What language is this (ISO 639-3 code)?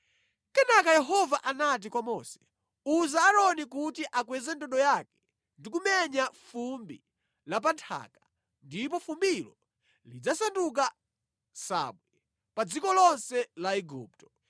nya